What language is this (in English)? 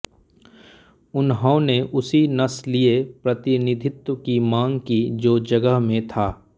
Hindi